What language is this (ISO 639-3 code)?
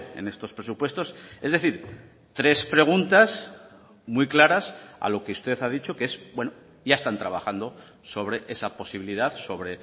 spa